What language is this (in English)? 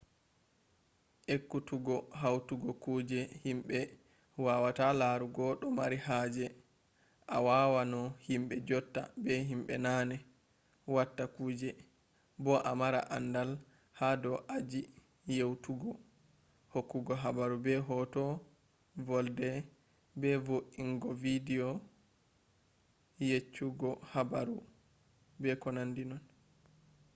Fula